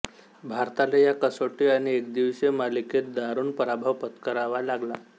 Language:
Marathi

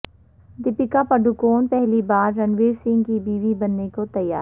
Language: Urdu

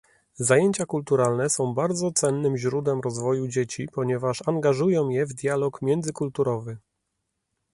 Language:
Polish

